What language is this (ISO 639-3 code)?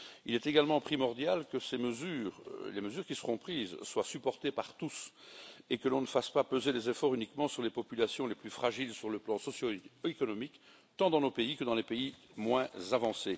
fra